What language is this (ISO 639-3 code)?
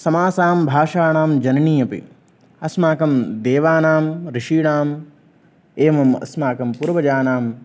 san